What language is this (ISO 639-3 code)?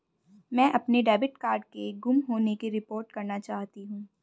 hin